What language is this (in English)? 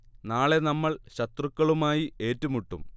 Malayalam